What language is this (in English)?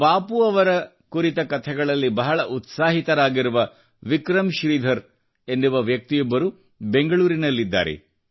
Kannada